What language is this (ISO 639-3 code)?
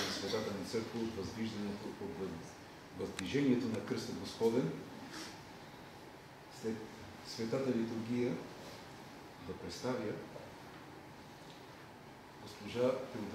ron